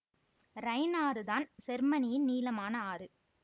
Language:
Tamil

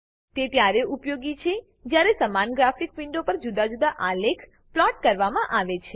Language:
Gujarati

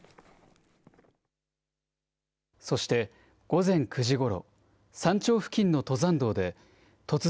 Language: Japanese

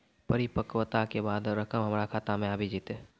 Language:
Maithili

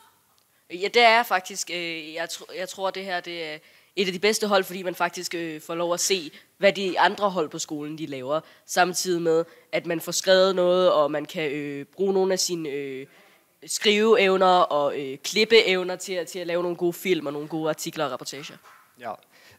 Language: Danish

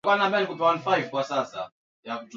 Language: Swahili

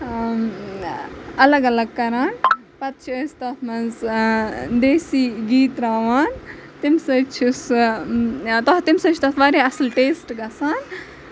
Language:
Kashmiri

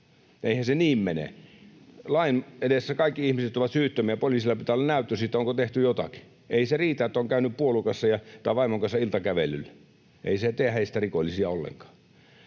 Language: Finnish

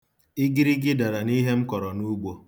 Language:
Igbo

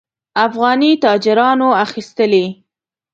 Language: Pashto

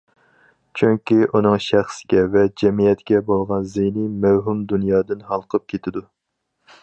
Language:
Uyghur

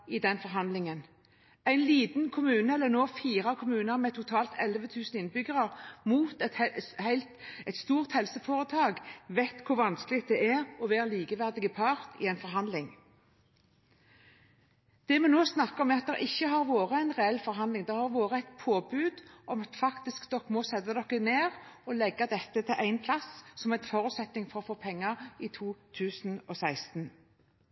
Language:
Norwegian Bokmål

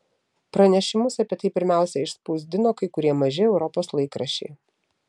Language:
Lithuanian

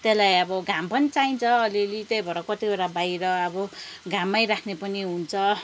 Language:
Nepali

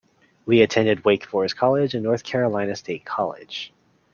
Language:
English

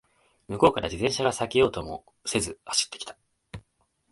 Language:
Japanese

